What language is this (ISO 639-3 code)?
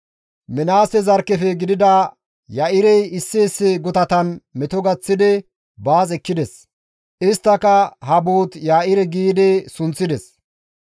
gmv